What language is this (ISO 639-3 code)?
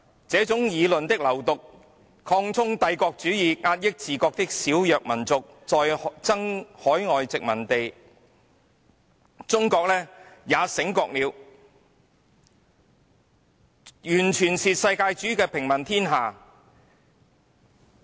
yue